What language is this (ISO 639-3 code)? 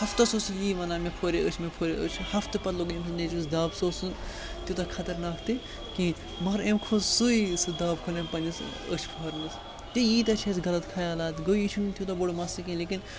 kas